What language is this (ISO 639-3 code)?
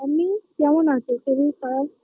ben